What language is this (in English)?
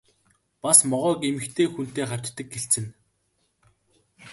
Mongolian